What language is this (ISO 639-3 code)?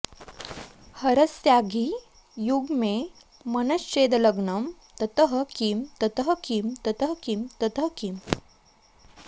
san